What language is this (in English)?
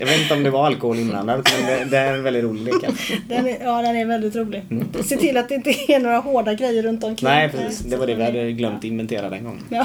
Swedish